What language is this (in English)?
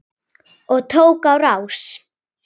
Icelandic